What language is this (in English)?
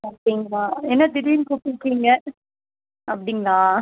Tamil